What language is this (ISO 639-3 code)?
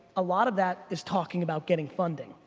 eng